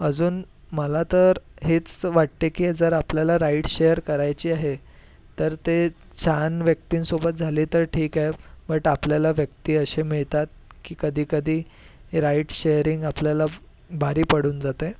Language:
Marathi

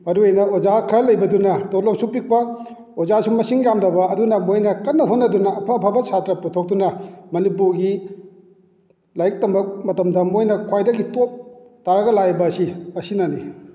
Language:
Manipuri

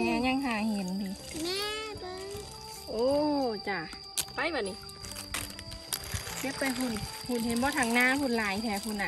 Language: Thai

